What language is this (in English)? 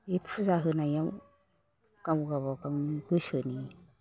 Bodo